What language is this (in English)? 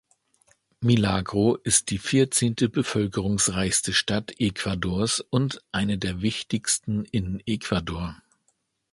German